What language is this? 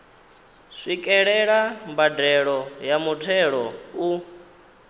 Venda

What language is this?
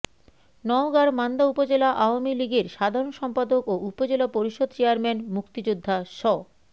Bangla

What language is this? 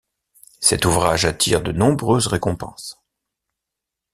French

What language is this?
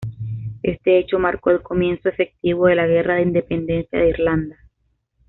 Spanish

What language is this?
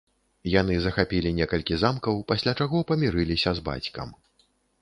Belarusian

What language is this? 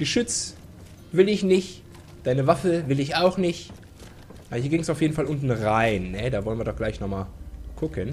German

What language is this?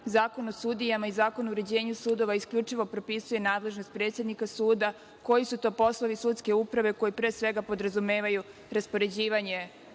Serbian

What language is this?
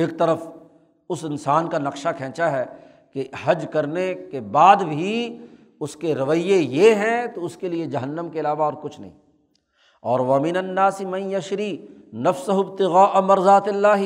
Urdu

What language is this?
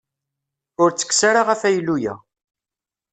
Kabyle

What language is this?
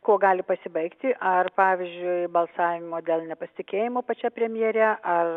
Lithuanian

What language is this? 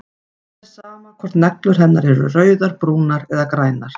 Icelandic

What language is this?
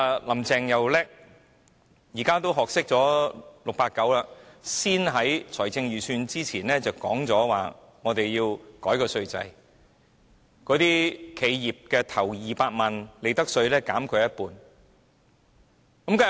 Cantonese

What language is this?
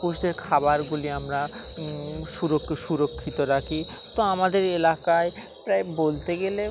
Bangla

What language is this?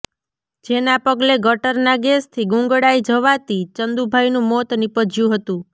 Gujarati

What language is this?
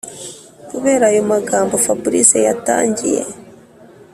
Kinyarwanda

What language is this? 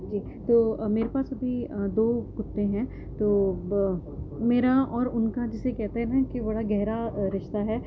Urdu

